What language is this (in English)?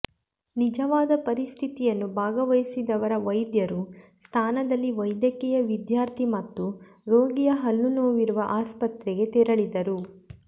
Kannada